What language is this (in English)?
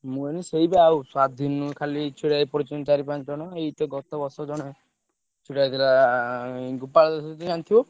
Odia